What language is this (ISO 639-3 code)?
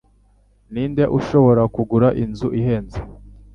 kin